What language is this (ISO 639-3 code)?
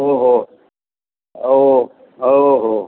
san